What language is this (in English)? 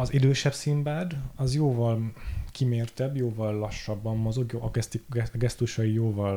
Hungarian